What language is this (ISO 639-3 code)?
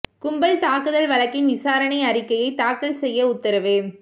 tam